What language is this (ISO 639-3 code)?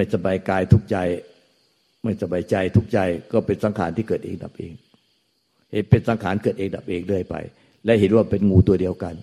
tha